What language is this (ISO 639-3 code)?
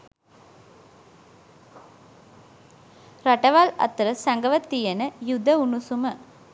sin